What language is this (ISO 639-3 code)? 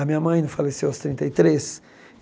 por